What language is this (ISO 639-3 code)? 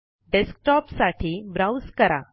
mar